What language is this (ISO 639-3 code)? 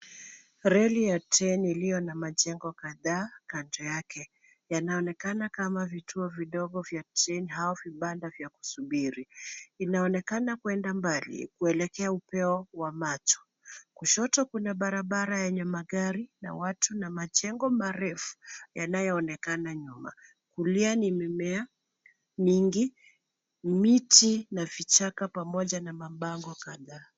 swa